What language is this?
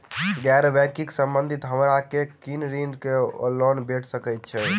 Maithili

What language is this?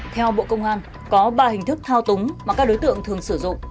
Vietnamese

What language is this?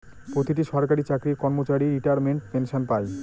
Bangla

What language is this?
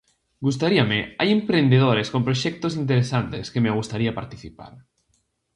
Galician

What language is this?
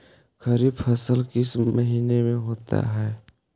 Magahi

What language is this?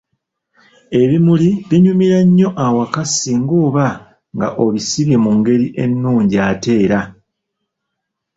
Ganda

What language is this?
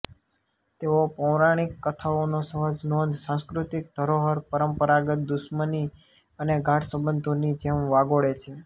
Gujarati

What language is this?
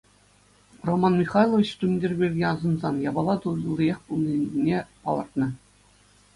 Chuvash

